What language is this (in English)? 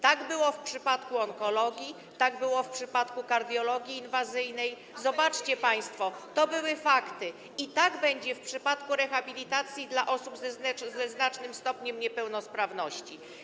Polish